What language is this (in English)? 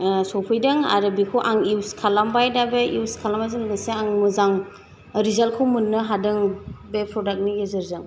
Bodo